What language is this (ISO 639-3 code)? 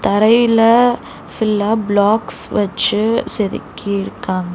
tam